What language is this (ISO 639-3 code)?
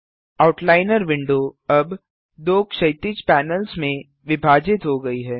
hin